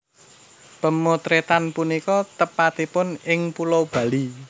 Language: Javanese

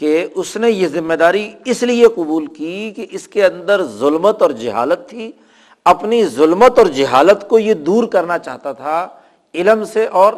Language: Urdu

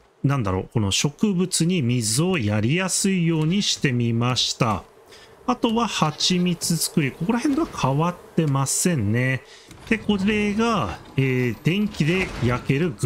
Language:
Japanese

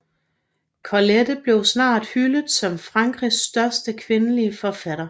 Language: Danish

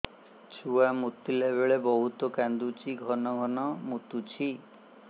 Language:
Odia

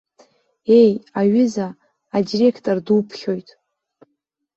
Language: Abkhazian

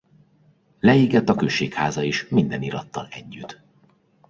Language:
Hungarian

